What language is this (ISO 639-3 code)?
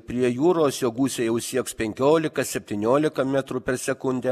lit